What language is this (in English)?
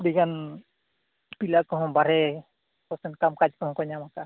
Santali